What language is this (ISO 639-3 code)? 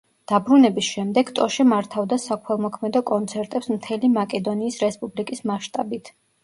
kat